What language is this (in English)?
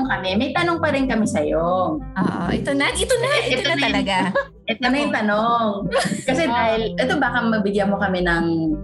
Filipino